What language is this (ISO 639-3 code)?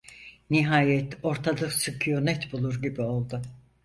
tur